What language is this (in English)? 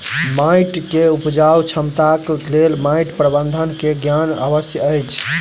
Maithili